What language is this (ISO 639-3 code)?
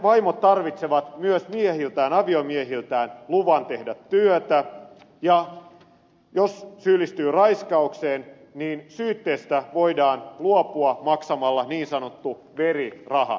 fin